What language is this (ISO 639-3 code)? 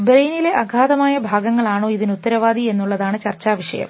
mal